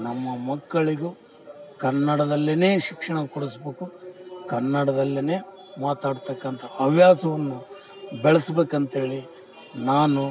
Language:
Kannada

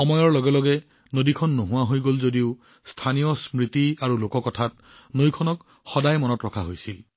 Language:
Assamese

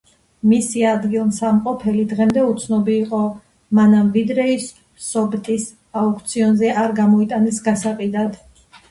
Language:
Georgian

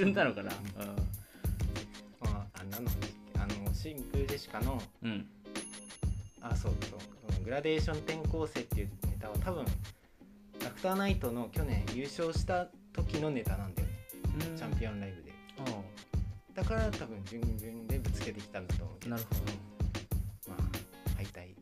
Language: Japanese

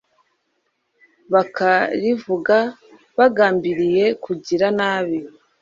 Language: Kinyarwanda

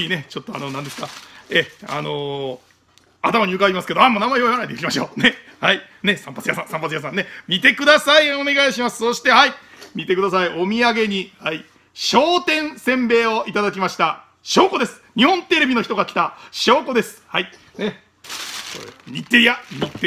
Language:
Japanese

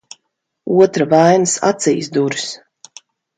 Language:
Latvian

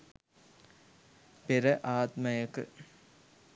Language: Sinhala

